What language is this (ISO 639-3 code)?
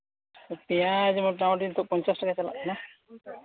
sat